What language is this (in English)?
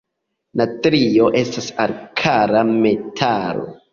Esperanto